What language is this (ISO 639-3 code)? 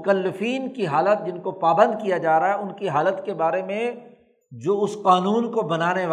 urd